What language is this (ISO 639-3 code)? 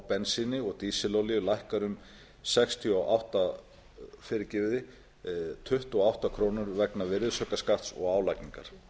isl